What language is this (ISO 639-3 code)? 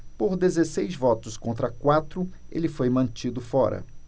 por